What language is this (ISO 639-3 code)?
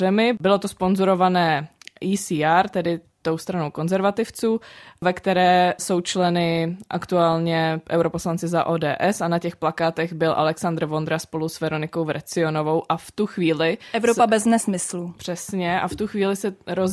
ces